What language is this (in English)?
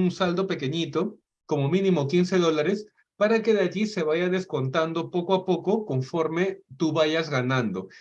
Spanish